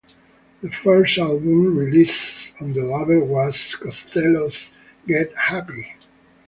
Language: English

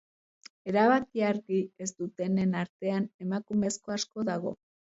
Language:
Basque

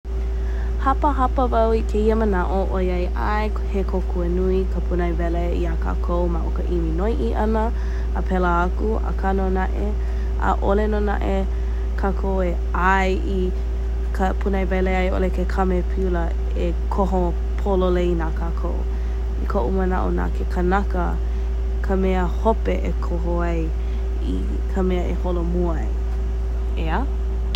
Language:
Hawaiian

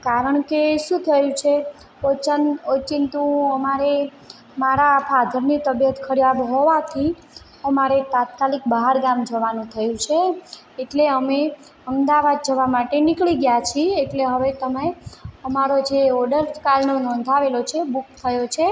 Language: Gujarati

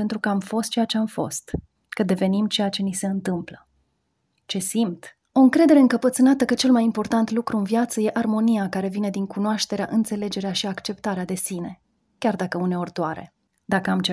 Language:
Romanian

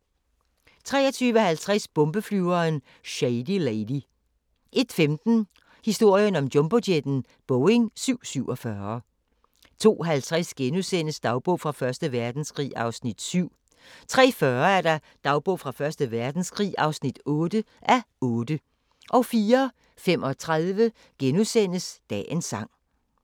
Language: Danish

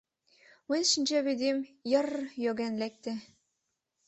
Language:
Mari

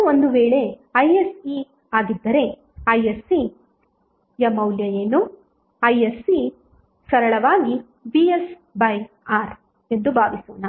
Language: Kannada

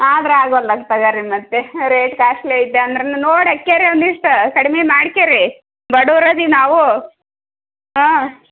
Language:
Kannada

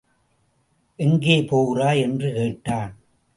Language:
Tamil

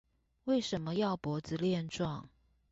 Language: Chinese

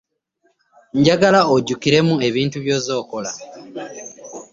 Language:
Ganda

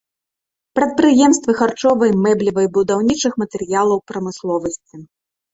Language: Belarusian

